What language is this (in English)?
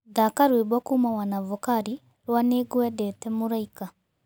Kikuyu